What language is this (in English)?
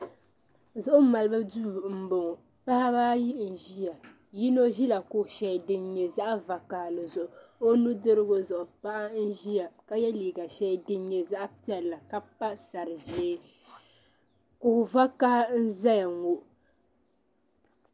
Dagbani